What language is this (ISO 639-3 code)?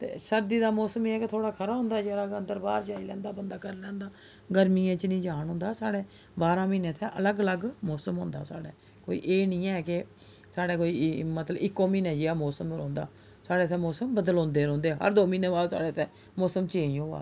doi